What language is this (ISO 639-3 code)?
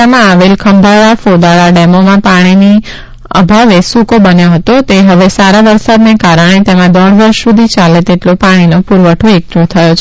guj